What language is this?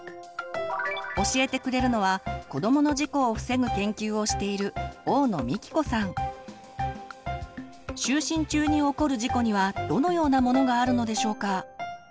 Japanese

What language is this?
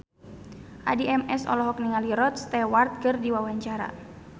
Sundanese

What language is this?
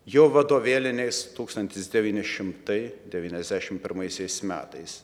Lithuanian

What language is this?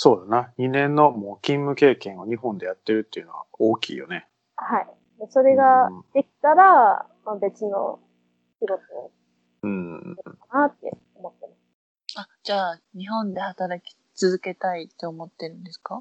Japanese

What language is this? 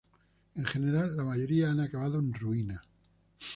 Spanish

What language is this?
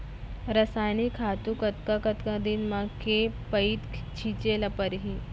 Chhattisgarhi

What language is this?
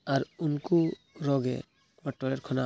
Santali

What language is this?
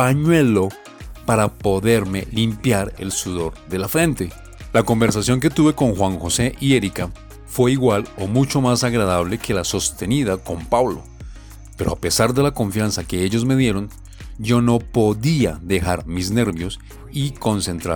Spanish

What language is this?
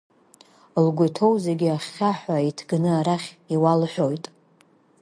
Abkhazian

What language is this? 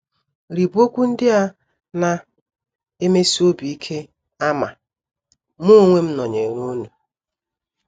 Igbo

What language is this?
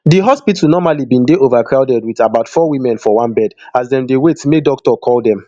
Nigerian Pidgin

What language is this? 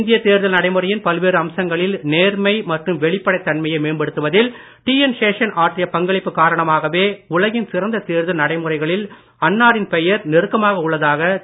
Tamil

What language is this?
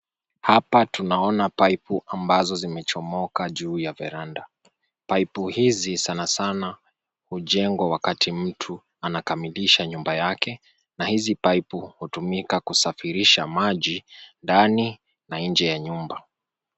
Swahili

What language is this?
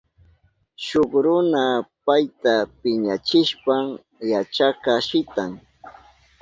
Southern Pastaza Quechua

